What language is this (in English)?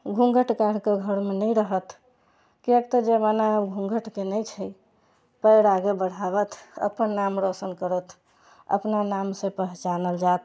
Maithili